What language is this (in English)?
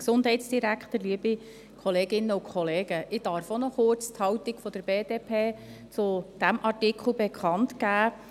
Swiss German